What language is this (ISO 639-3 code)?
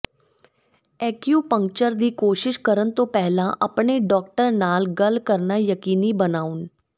pan